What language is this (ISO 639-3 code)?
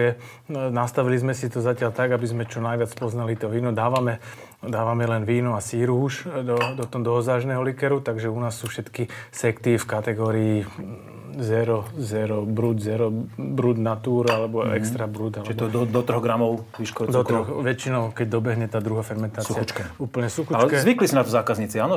slk